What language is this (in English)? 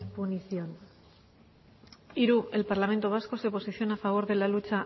Spanish